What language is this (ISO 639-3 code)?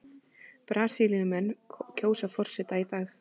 isl